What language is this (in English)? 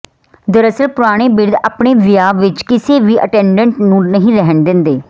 Punjabi